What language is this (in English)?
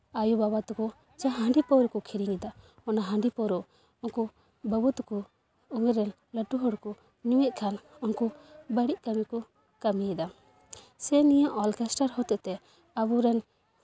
Santali